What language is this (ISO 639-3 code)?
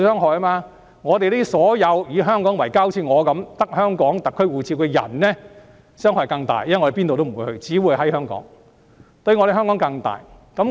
yue